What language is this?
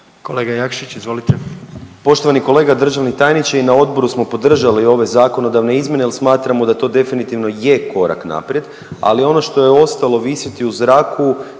Croatian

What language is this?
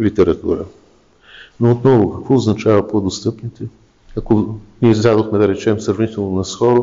Bulgarian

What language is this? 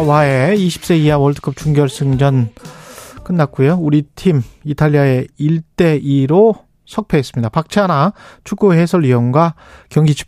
Korean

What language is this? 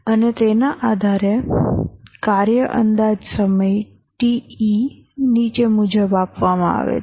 Gujarati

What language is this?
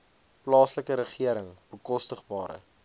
Afrikaans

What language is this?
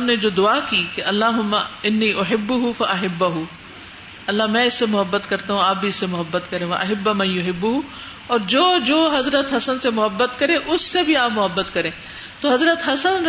Urdu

